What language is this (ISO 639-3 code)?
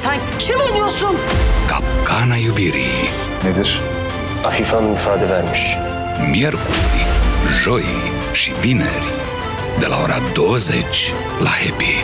tur